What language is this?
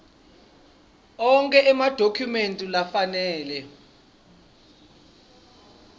Swati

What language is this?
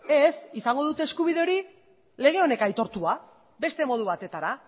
Basque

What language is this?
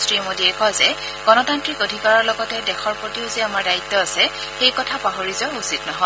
Assamese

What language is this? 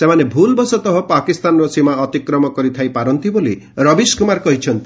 Odia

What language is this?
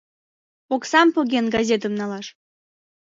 Mari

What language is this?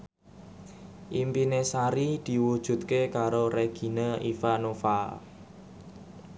Javanese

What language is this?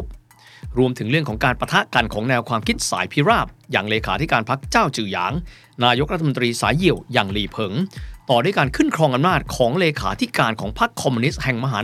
Thai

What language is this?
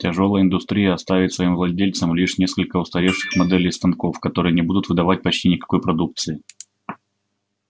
Russian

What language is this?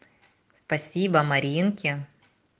Russian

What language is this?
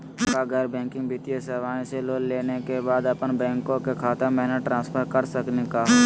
Magahi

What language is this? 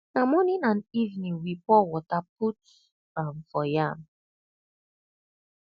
Nigerian Pidgin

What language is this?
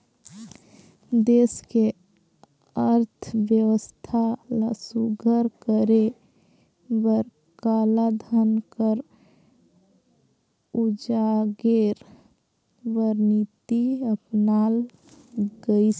Chhattisgarhi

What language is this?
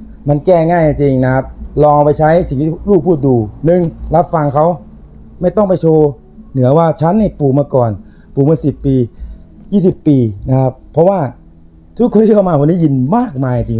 Thai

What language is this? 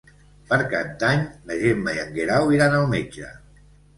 Catalan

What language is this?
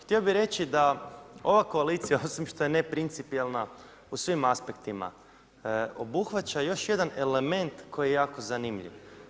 Croatian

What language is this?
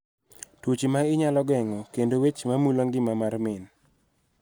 Luo (Kenya and Tanzania)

